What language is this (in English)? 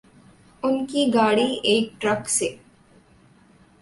Urdu